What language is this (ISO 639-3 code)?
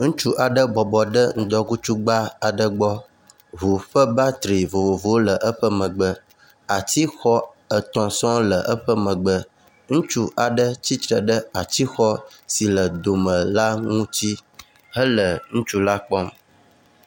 ewe